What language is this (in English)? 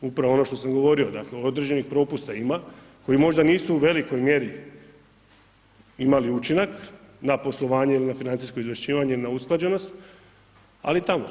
Croatian